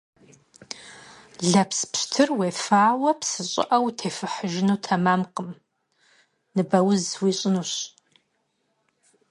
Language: Kabardian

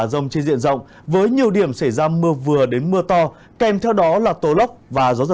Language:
Vietnamese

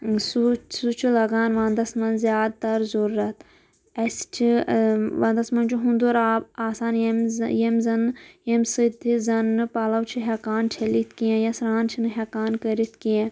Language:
Kashmiri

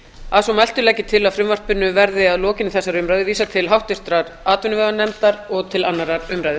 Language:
Icelandic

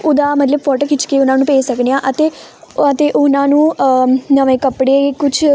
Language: Punjabi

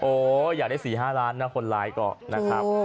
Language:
Thai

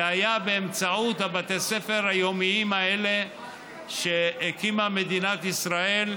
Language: Hebrew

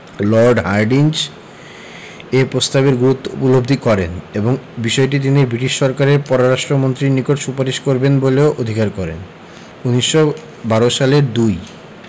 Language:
Bangla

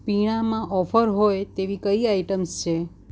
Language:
Gujarati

